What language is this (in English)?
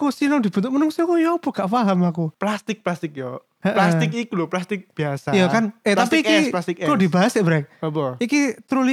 Indonesian